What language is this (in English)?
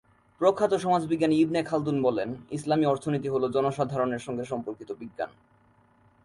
Bangla